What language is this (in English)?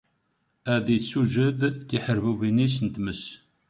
Kabyle